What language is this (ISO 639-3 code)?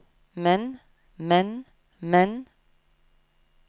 nor